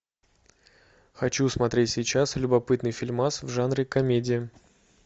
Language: Russian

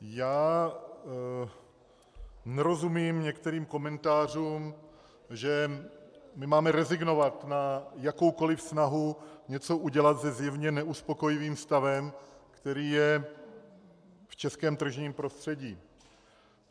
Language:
Czech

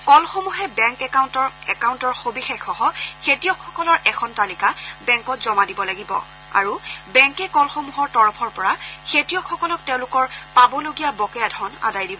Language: Assamese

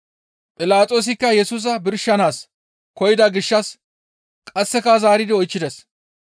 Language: Gamo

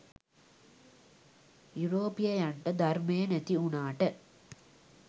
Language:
Sinhala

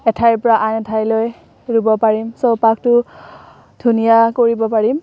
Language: Assamese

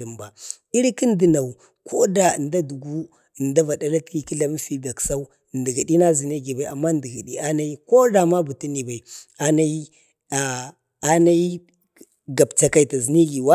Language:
Bade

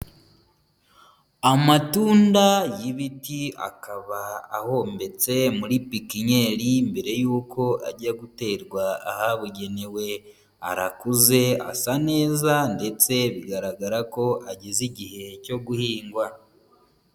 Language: Kinyarwanda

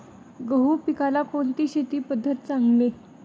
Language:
Marathi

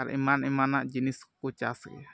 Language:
Santali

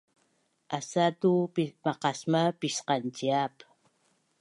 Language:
Bunun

